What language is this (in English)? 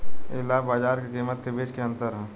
Bhojpuri